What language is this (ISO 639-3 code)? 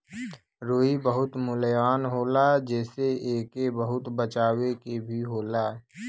bho